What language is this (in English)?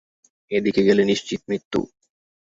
Bangla